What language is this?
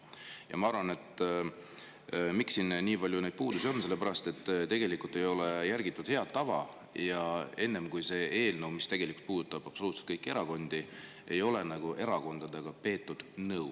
Estonian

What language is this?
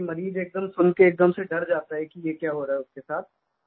Hindi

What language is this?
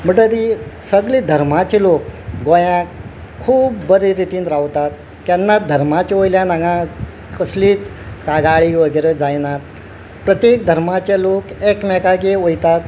Konkani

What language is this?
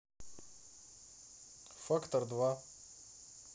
Russian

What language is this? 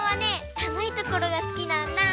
Japanese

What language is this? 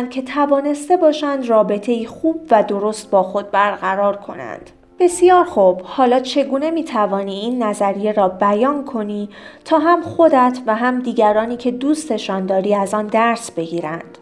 Persian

